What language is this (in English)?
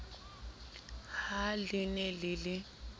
Southern Sotho